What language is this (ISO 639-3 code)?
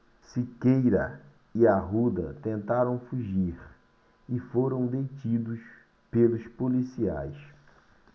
por